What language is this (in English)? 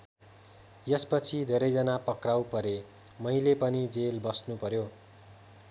Nepali